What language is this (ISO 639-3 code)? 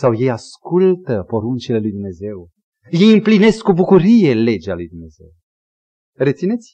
ron